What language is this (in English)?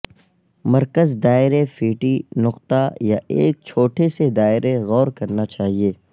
Urdu